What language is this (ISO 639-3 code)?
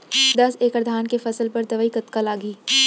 hne